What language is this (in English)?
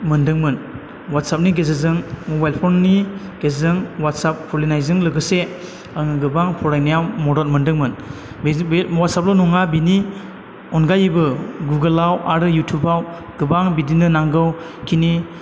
Bodo